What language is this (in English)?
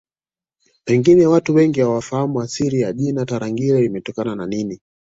Swahili